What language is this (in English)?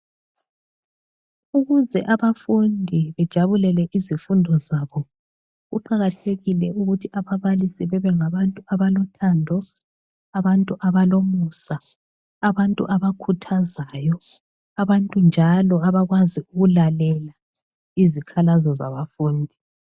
North Ndebele